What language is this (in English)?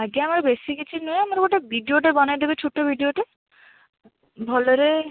Odia